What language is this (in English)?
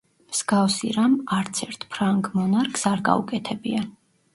Georgian